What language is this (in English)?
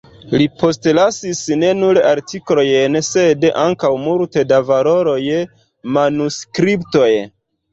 Esperanto